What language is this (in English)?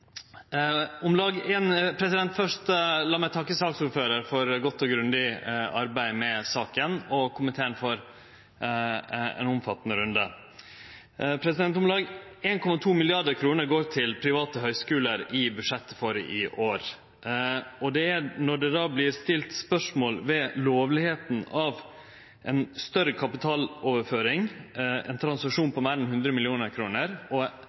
Norwegian Nynorsk